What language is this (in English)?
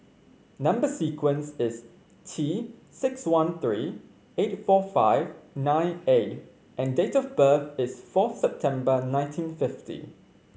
English